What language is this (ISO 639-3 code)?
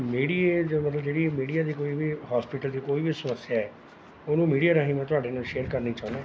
pan